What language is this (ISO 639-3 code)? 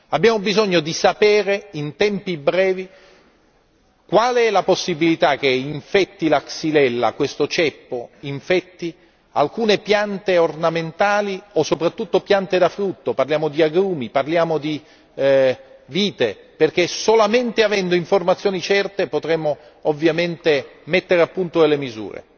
ita